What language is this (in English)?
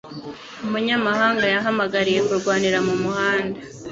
Kinyarwanda